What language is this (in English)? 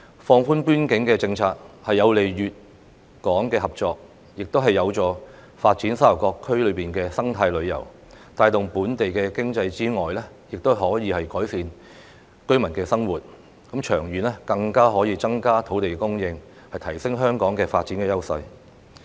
Cantonese